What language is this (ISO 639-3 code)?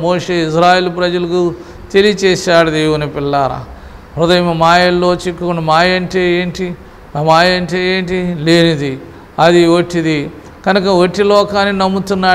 tur